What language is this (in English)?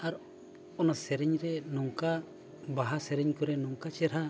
Santali